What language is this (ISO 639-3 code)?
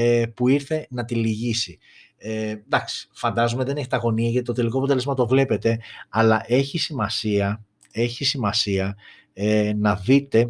ell